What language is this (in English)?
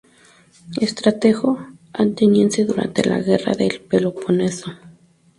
Spanish